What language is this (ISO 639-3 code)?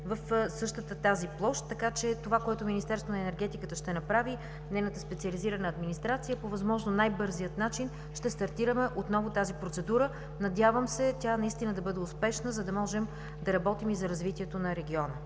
bul